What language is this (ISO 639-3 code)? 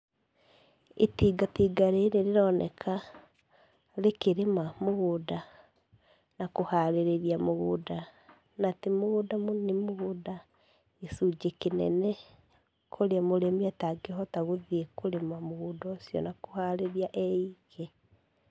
kik